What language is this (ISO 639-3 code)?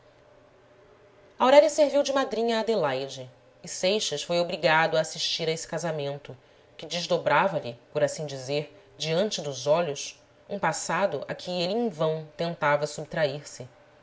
por